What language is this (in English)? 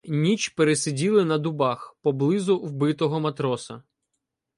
Ukrainian